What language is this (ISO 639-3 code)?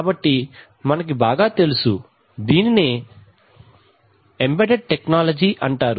tel